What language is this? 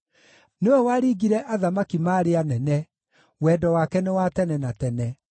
Kikuyu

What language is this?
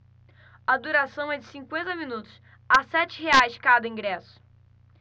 Portuguese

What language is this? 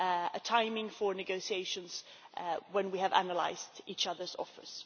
English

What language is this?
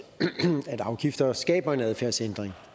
Danish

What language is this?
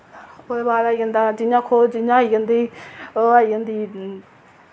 Dogri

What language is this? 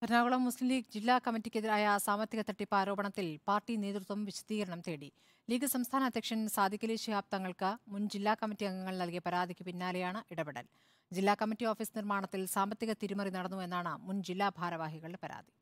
Malayalam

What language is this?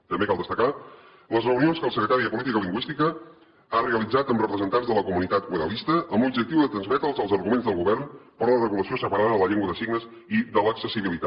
Catalan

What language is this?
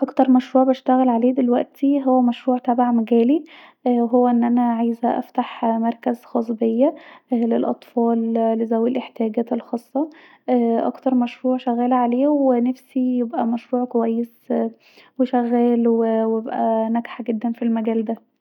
Egyptian Arabic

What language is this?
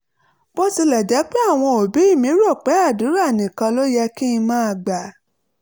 Yoruba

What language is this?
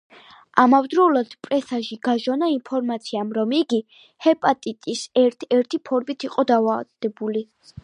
Georgian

